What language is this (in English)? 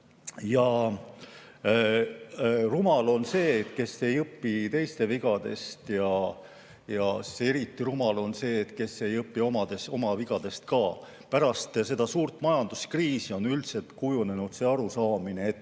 Estonian